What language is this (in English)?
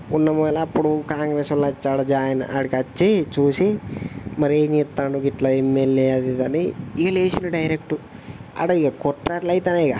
Telugu